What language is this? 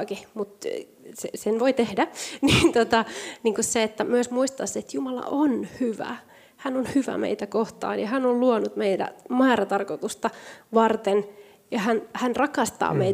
Finnish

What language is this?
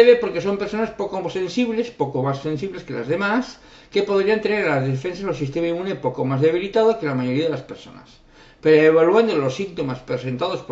Spanish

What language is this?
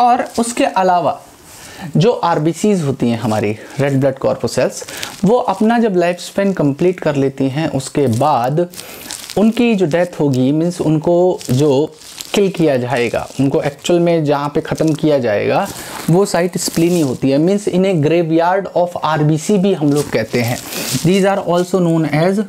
Hindi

